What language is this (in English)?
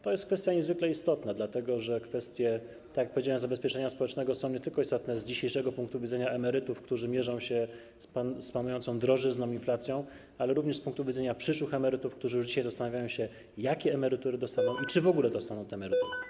Polish